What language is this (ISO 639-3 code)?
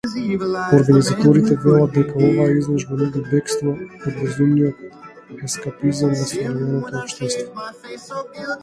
mkd